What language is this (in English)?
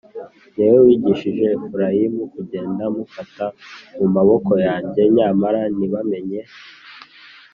Kinyarwanda